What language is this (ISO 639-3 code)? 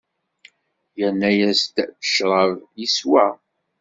kab